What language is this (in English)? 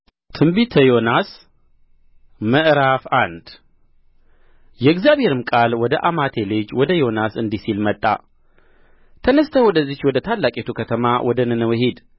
Amharic